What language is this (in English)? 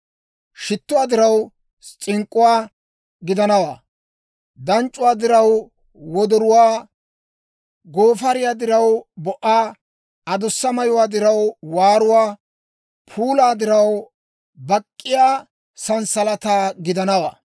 Dawro